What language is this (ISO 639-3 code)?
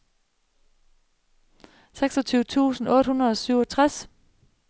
dan